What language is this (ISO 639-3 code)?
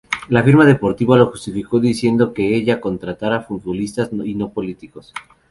spa